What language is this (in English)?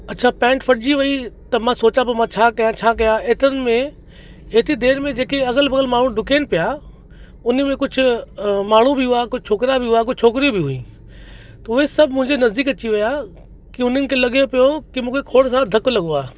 Sindhi